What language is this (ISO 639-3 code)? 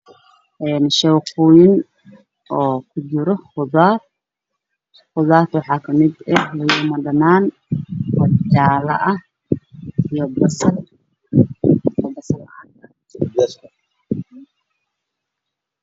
som